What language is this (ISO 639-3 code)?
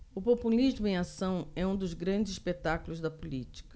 por